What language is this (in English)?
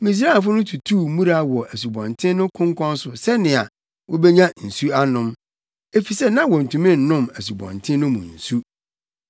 Akan